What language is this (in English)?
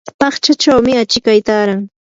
Yanahuanca Pasco Quechua